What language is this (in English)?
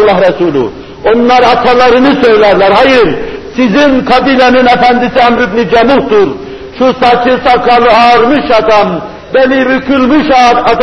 Turkish